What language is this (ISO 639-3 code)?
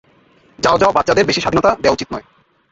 ben